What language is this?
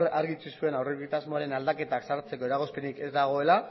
Basque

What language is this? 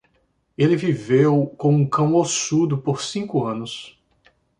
Portuguese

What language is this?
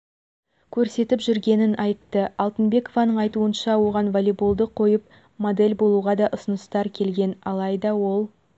Kazakh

